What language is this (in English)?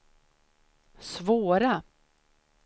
Swedish